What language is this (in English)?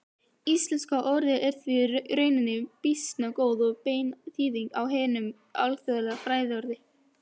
Icelandic